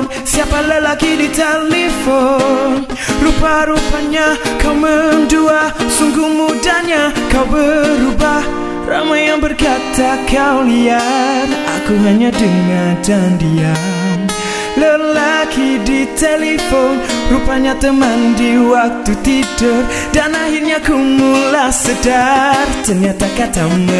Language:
Malay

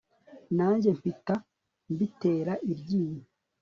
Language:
Kinyarwanda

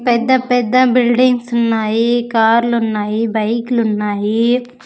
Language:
Telugu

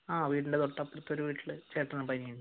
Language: Malayalam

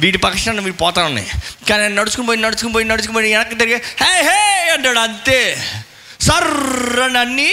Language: Telugu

